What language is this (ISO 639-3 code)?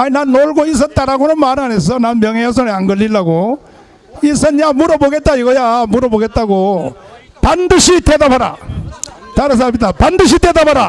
kor